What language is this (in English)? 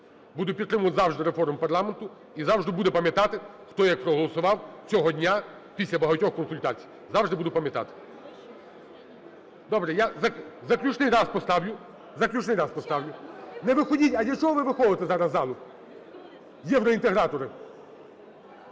Ukrainian